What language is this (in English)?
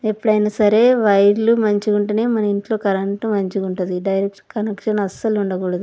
Telugu